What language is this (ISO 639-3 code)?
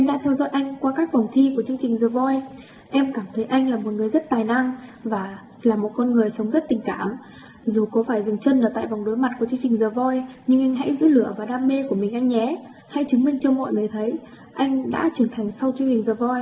vie